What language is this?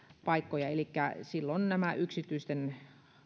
Finnish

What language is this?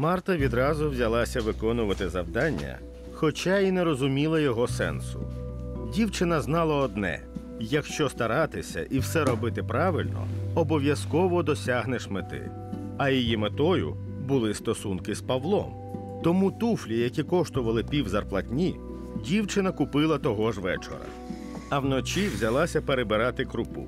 Ukrainian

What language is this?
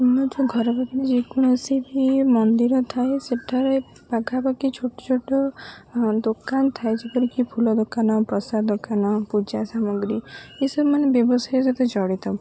Odia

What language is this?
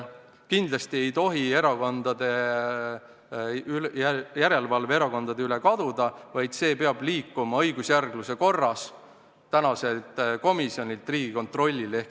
Estonian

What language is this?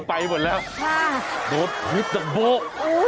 Thai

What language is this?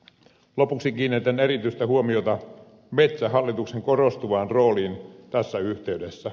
Finnish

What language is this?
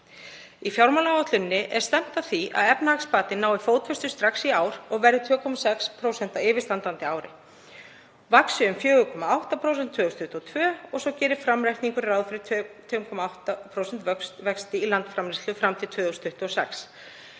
Icelandic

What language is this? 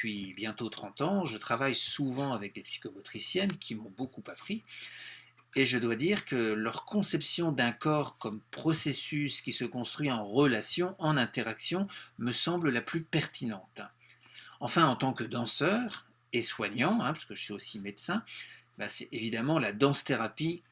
French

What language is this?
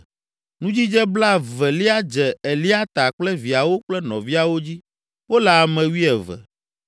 Ewe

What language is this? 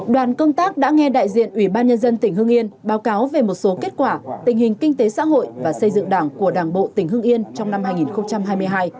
Vietnamese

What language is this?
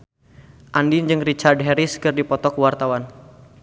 Sundanese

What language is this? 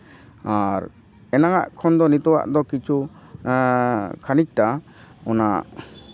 Santali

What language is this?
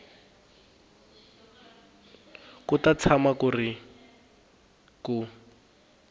Tsonga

